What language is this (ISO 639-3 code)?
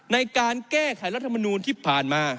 tha